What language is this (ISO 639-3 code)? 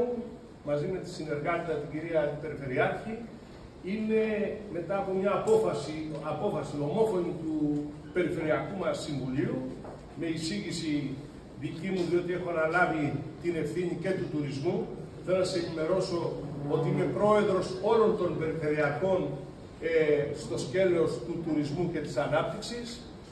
ell